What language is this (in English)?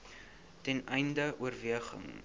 Afrikaans